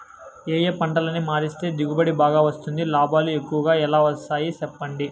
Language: Telugu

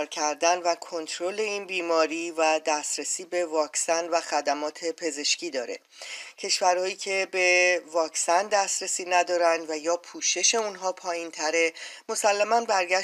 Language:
Persian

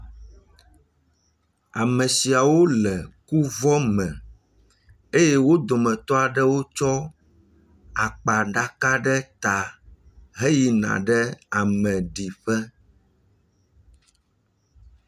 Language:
Ewe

